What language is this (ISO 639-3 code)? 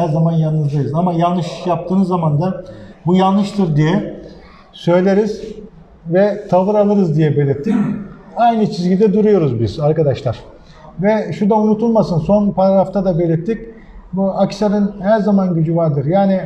tur